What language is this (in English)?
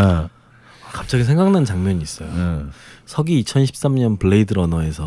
Korean